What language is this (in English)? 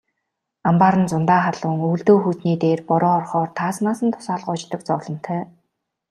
Mongolian